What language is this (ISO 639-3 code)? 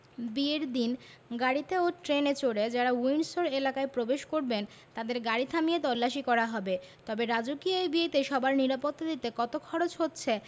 ben